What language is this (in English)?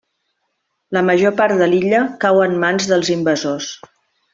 Catalan